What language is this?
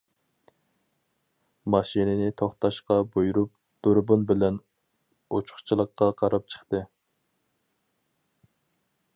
Uyghur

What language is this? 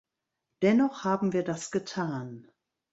German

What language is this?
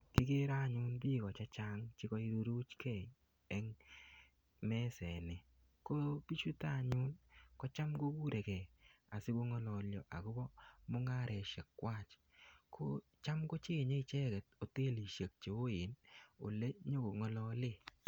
Kalenjin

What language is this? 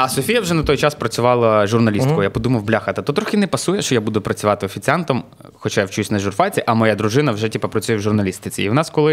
Ukrainian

